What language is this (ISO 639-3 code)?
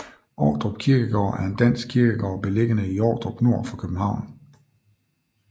dan